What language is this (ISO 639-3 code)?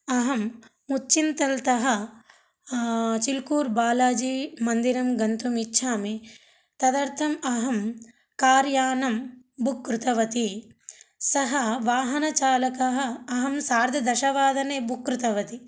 san